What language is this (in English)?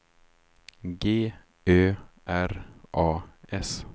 Swedish